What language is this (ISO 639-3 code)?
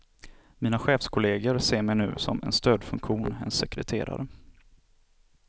swe